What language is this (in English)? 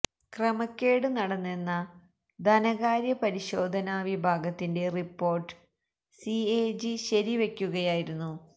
Malayalam